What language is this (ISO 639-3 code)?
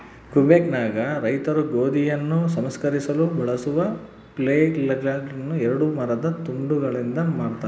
kan